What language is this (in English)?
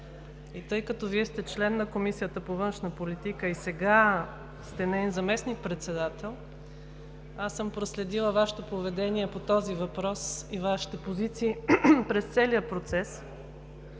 Bulgarian